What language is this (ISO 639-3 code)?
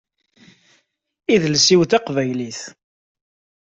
kab